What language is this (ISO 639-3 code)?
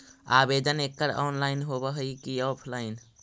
mag